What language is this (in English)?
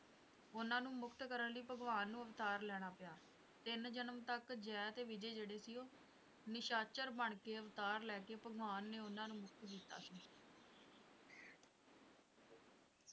Punjabi